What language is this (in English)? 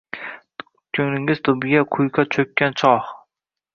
Uzbek